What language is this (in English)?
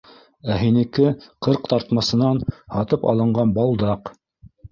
Bashkir